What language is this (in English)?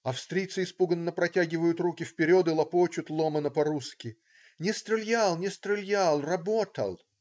Russian